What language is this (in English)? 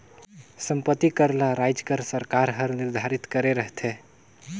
Chhattisgarhi